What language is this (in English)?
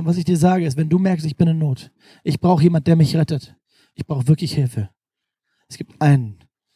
German